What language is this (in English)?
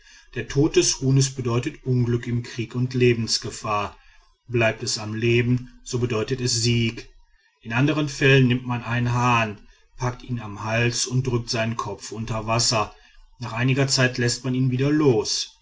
German